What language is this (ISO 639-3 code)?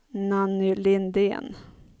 swe